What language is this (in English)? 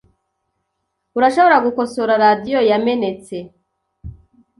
Kinyarwanda